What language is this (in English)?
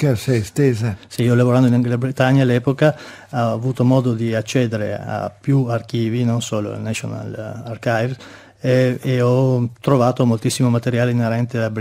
Italian